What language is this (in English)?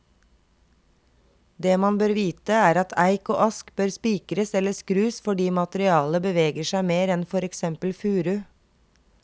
Norwegian